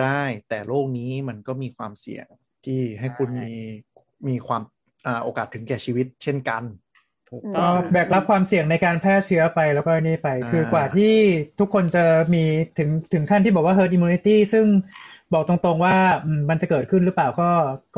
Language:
Thai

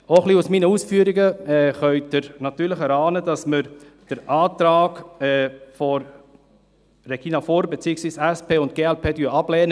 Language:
Swiss German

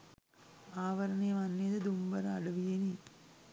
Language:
Sinhala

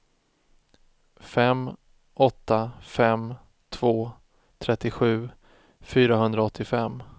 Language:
Swedish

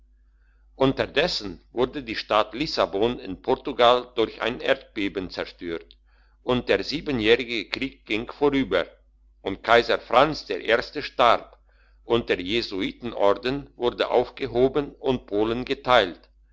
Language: German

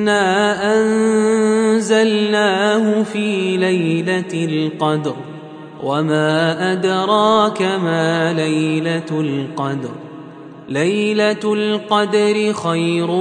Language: Arabic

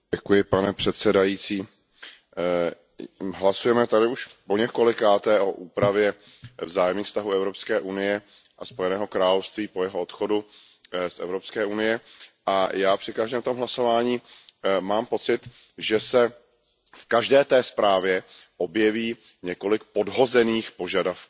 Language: Czech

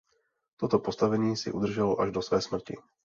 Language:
Czech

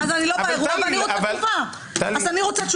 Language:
Hebrew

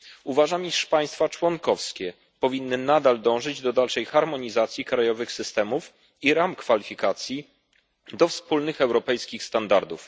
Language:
Polish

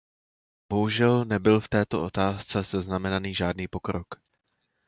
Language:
Czech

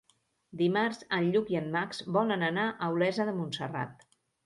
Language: Catalan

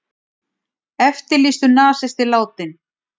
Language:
Icelandic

